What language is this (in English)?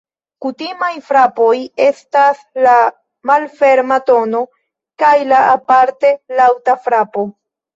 Esperanto